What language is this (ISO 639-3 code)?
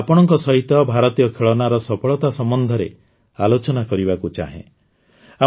ori